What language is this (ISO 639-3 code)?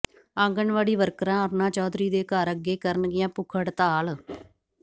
pan